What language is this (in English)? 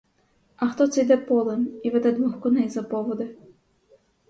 Ukrainian